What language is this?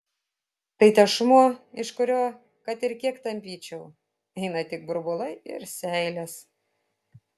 Lithuanian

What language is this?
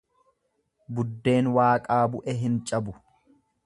Oromo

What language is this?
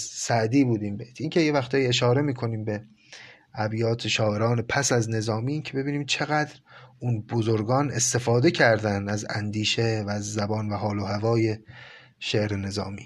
Persian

